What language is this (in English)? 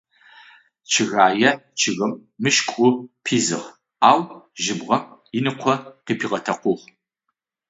Adyghe